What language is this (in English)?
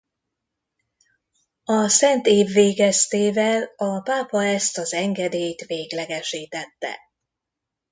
Hungarian